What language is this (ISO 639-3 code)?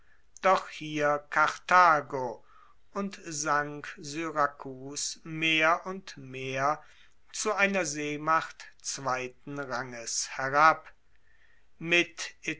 deu